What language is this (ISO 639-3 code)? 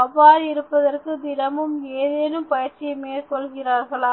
tam